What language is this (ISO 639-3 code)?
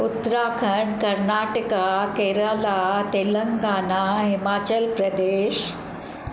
snd